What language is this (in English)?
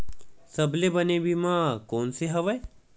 Chhattisgarhi